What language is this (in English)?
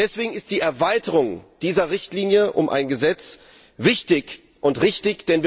German